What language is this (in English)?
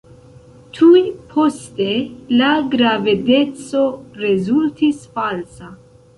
Esperanto